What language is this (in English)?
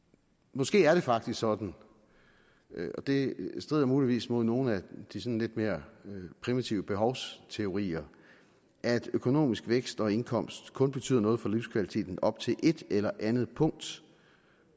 Danish